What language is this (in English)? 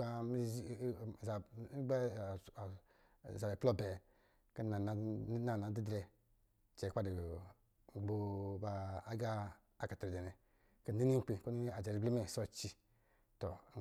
Lijili